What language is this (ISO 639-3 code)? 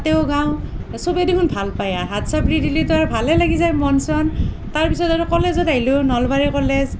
asm